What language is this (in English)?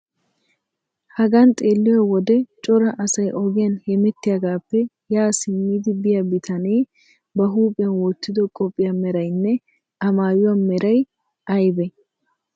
Wolaytta